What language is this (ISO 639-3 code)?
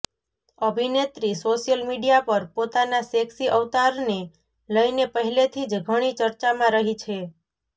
guj